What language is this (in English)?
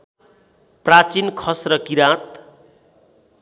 Nepali